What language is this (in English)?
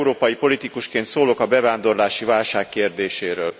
Hungarian